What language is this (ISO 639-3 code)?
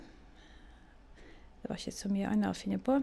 nor